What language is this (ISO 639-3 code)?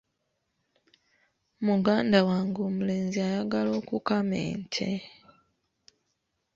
lug